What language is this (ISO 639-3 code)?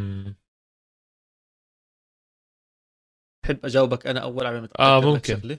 ara